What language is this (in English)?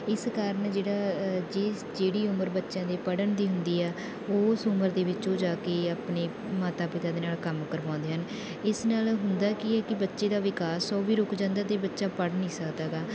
Punjabi